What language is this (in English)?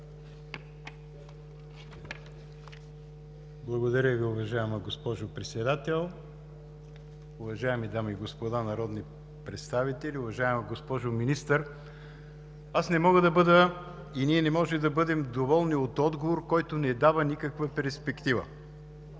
Bulgarian